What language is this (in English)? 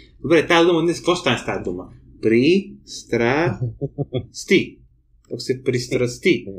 Bulgarian